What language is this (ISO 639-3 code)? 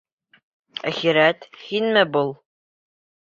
bak